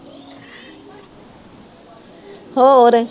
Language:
Punjabi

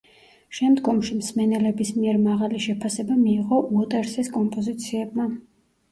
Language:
Georgian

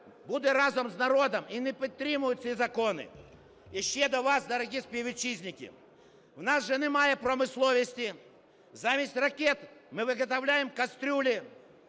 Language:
Ukrainian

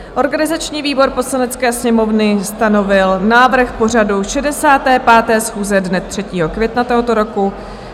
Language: Czech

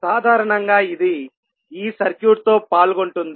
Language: Telugu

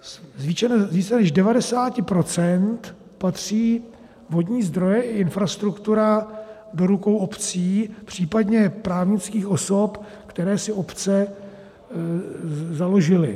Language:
Czech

